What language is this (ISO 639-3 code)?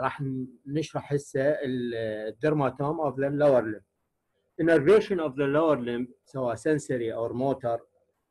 ara